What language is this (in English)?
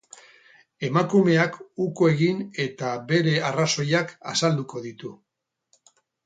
Basque